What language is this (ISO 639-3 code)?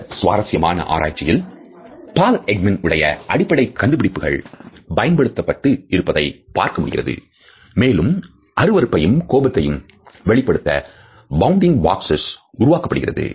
tam